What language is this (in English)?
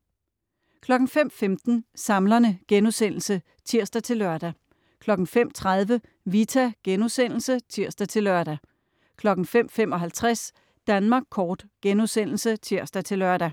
Danish